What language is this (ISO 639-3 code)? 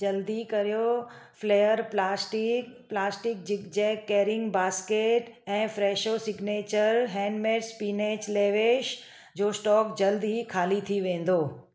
snd